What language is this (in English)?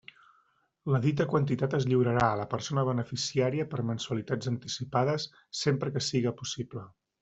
Catalan